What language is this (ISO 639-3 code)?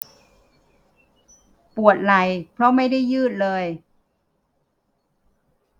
tha